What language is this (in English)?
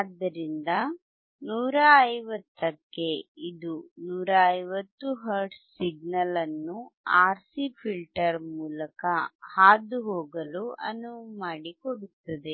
Kannada